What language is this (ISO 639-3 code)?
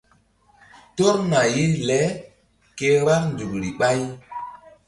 mdd